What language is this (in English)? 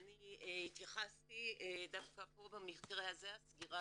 Hebrew